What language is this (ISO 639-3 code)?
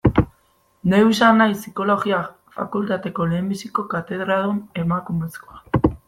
eus